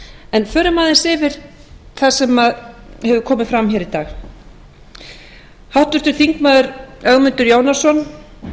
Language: Icelandic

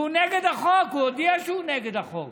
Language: Hebrew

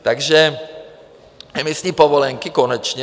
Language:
Czech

